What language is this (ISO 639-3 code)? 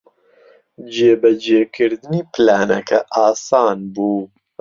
ckb